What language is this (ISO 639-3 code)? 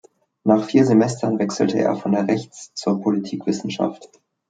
deu